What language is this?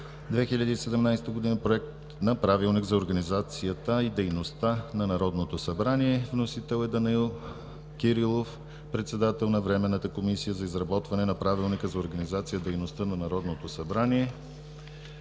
Bulgarian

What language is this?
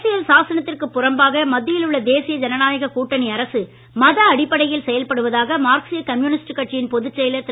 Tamil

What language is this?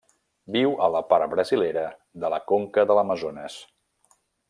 Catalan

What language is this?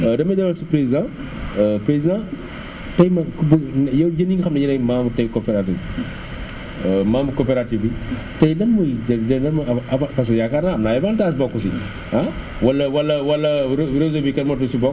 Wolof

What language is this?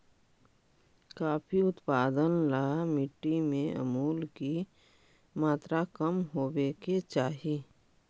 Magahi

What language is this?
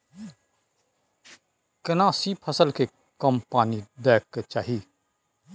Maithili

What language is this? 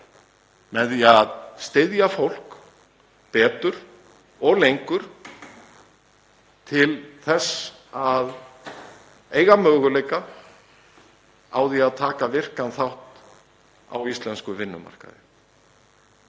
Icelandic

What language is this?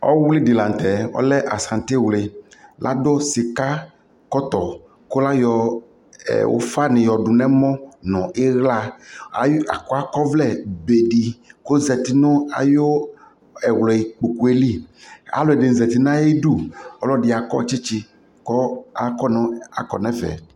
Ikposo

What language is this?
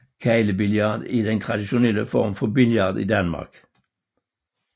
Danish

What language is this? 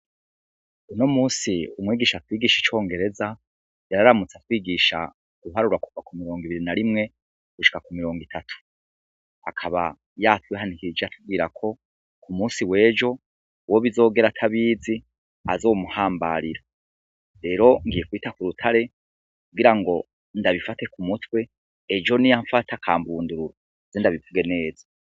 Rundi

